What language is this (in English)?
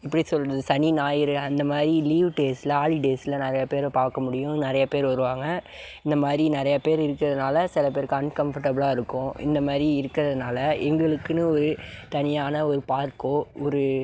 Tamil